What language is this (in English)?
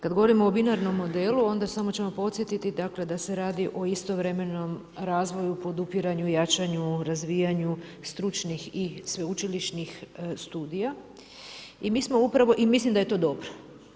Croatian